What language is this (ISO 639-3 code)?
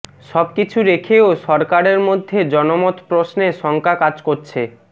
ben